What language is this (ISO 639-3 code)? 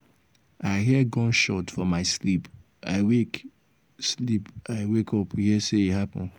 pcm